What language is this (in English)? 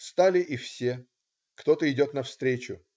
Russian